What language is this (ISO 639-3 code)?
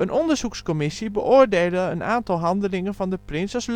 nld